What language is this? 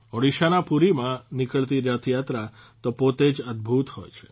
Gujarati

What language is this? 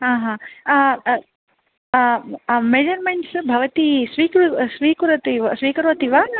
Sanskrit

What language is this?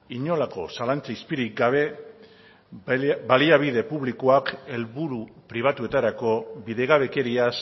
Basque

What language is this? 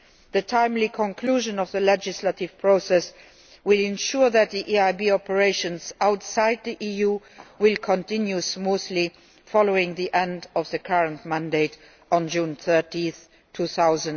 English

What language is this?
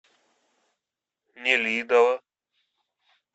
Russian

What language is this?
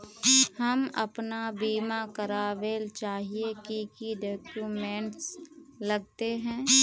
Magahi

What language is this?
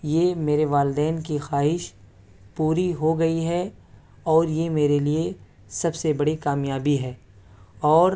Urdu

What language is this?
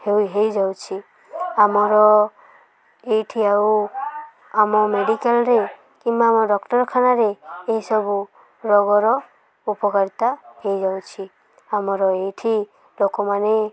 Odia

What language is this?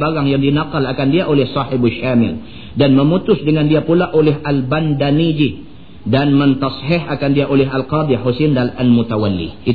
Malay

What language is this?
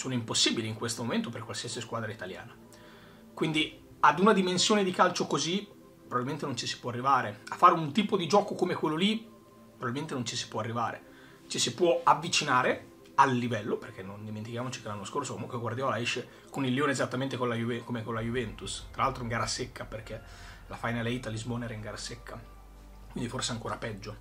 Italian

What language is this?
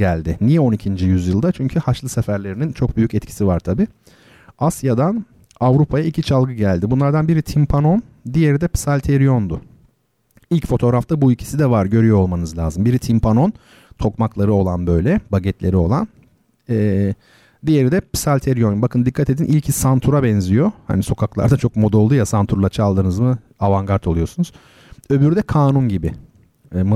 Turkish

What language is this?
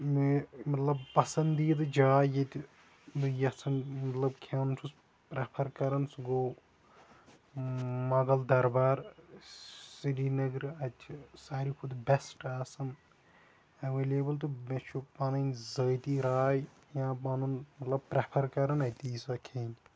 Kashmiri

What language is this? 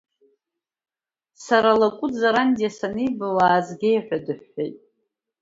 Abkhazian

